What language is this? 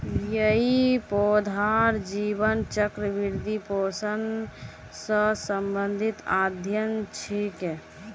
Magahi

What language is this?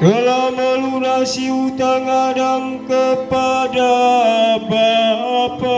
Indonesian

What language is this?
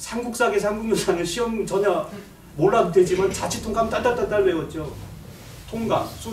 Korean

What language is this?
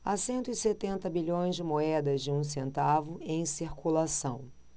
Portuguese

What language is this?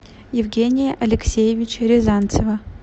Russian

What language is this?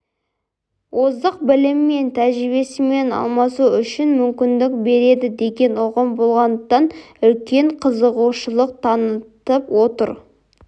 Kazakh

